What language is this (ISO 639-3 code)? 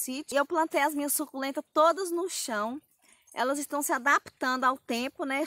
por